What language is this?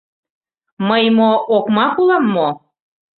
Mari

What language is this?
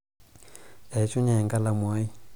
Masai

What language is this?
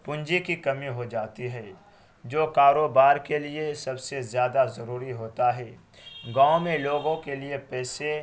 Urdu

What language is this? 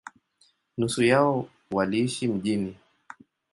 Swahili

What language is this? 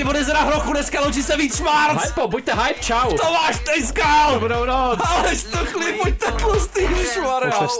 Czech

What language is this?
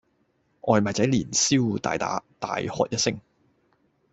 Cantonese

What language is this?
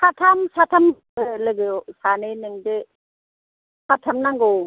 Bodo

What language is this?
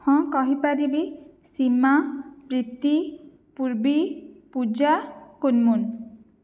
Odia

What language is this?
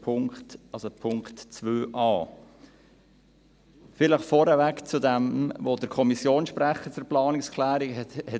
Swiss German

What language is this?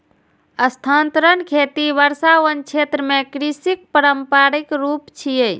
Maithili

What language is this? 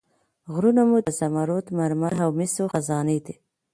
Pashto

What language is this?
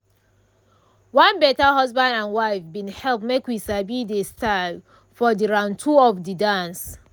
Nigerian Pidgin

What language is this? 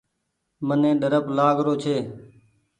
Goaria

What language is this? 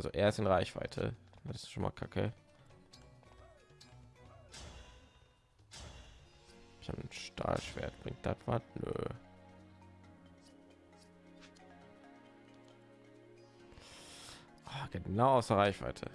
German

